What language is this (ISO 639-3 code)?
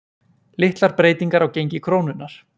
isl